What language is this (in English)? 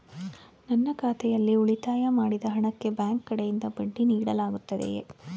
Kannada